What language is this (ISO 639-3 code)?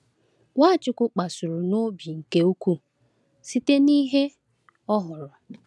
ibo